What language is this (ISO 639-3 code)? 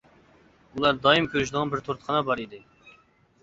uig